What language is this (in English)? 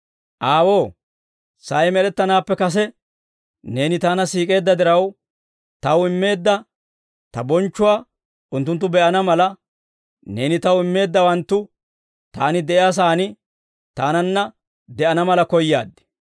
Dawro